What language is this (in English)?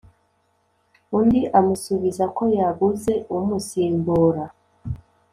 Kinyarwanda